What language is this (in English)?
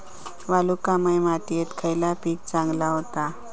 Marathi